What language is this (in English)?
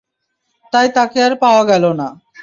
Bangla